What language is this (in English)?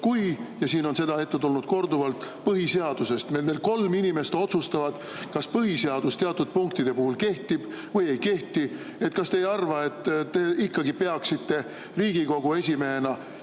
Estonian